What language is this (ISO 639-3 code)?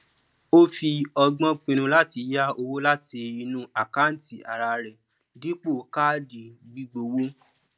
yor